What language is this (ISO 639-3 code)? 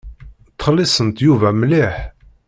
kab